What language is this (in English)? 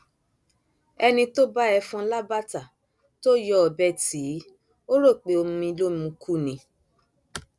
Yoruba